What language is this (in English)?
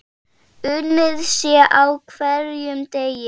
Icelandic